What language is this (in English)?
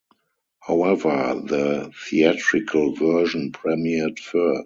English